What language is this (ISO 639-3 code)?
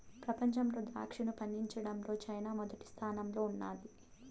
tel